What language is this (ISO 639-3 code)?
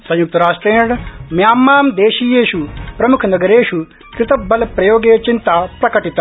san